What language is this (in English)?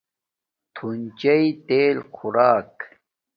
Domaaki